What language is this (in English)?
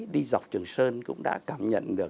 Vietnamese